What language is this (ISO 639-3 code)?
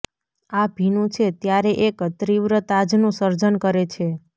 guj